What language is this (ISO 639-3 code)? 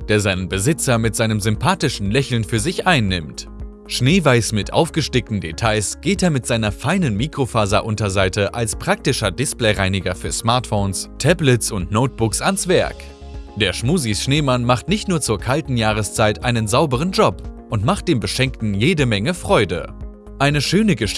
deu